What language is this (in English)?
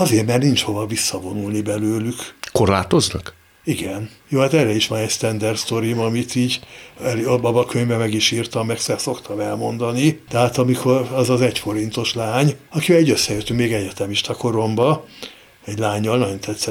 Hungarian